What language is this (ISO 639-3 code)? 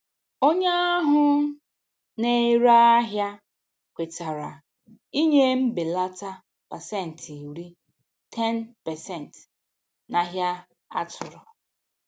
ibo